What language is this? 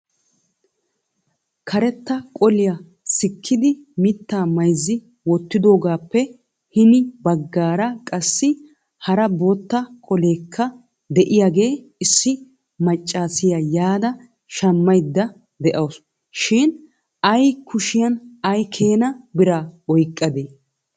Wolaytta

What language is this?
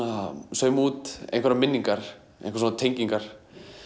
Icelandic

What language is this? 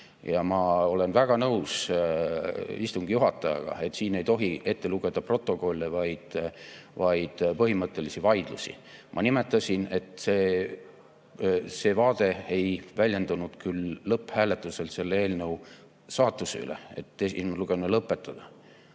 Estonian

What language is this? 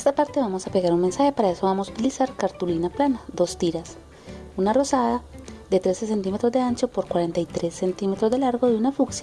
Spanish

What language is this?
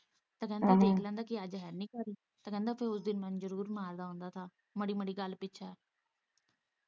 Punjabi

